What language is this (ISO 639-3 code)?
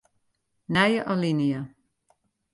fry